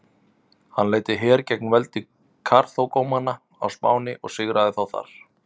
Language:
Icelandic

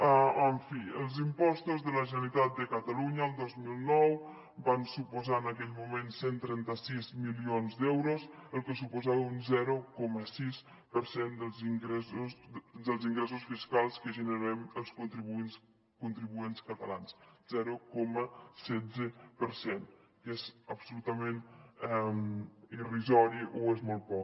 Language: Catalan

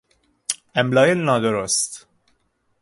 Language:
Persian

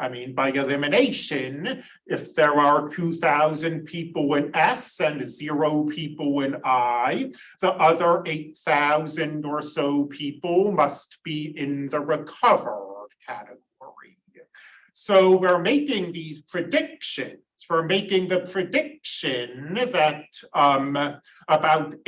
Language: English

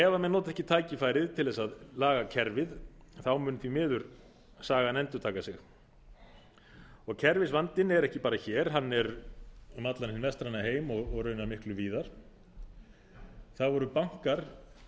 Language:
Icelandic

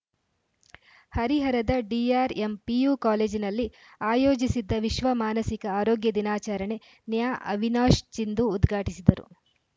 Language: Kannada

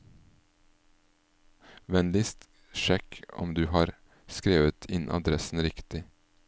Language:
Norwegian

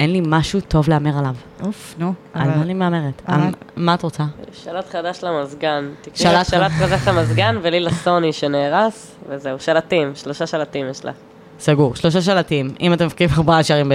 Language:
Hebrew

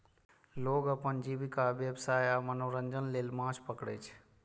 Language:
Maithili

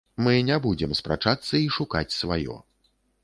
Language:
Belarusian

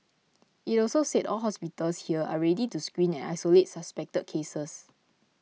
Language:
English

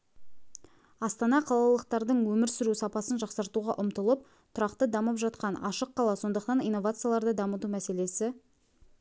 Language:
Kazakh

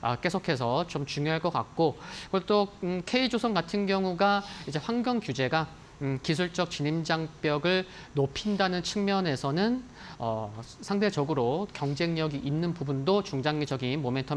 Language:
Korean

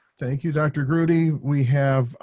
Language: English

